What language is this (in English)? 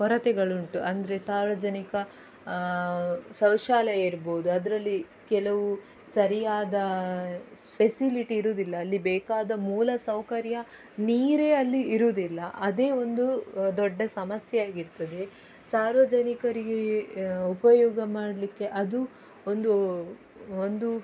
Kannada